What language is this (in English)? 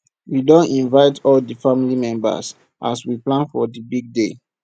Nigerian Pidgin